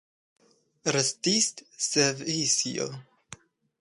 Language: Esperanto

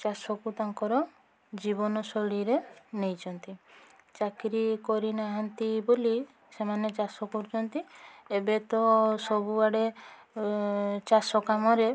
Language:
Odia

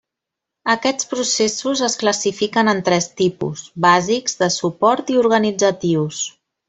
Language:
Catalan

